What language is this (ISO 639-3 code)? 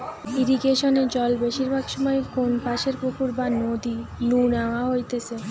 ben